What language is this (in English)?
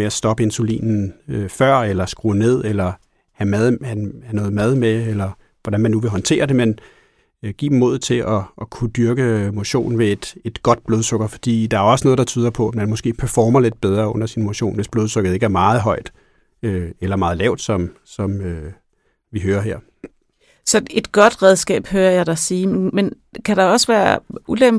Danish